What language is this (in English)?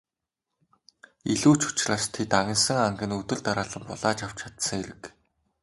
Mongolian